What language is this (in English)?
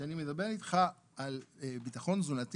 Hebrew